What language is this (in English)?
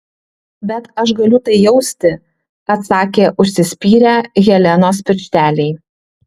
Lithuanian